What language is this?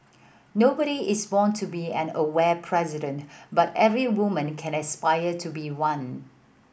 English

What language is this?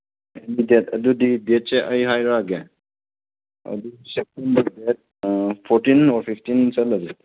Manipuri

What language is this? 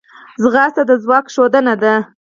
Pashto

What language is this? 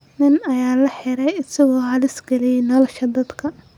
Somali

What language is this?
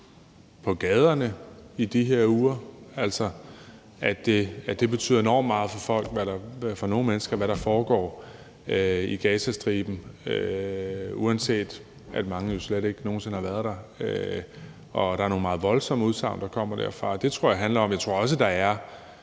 Danish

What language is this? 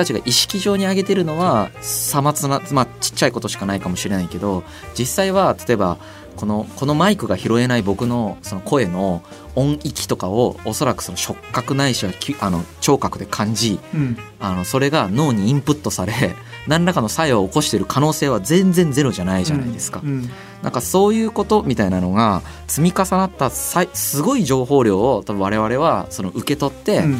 Japanese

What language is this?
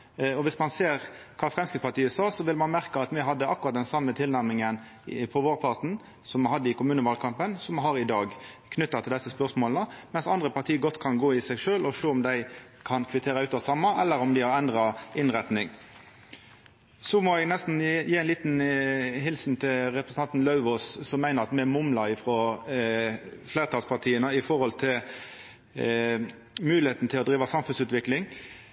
Norwegian Nynorsk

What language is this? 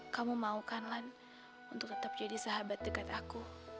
Indonesian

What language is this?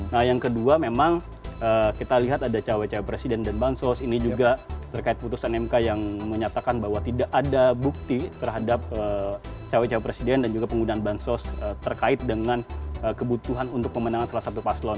Indonesian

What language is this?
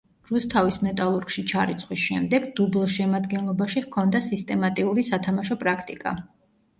Georgian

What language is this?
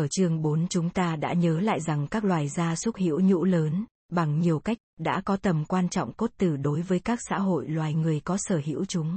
Vietnamese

